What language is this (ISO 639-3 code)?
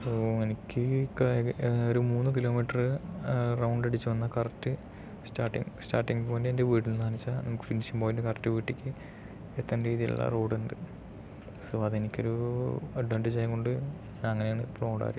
mal